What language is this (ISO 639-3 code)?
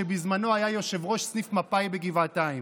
heb